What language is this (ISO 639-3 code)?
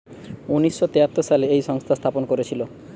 ben